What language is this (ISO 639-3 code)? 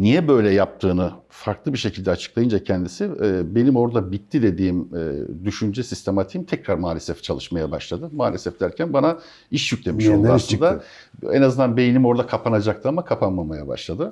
tur